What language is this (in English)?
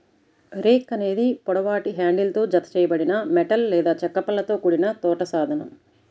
Telugu